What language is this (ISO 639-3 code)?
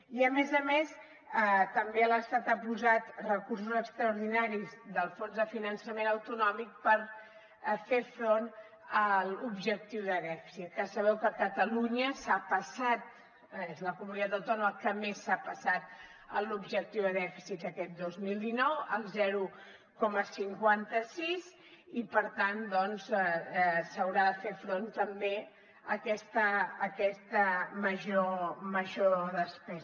cat